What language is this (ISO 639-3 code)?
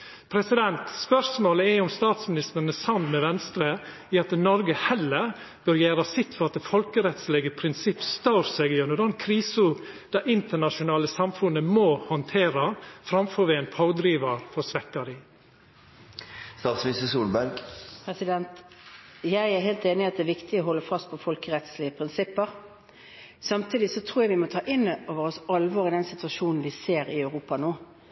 nor